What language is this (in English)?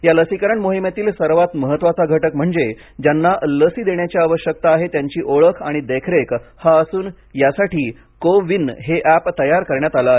Marathi